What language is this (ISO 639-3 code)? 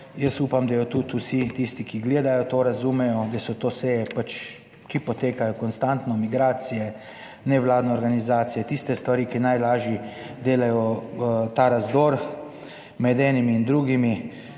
slv